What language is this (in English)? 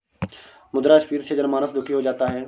Hindi